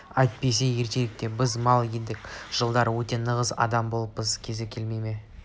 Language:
Kazakh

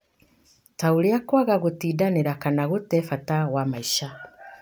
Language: Kikuyu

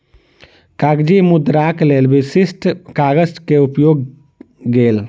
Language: Maithili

